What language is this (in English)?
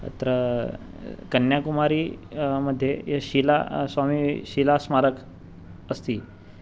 Sanskrit